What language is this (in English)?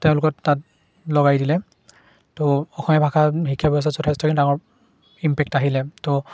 Assamese